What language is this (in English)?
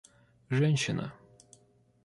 Russian